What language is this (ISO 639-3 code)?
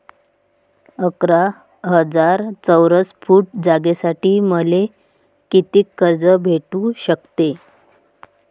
mar